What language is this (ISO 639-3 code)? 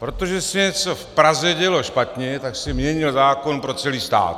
ces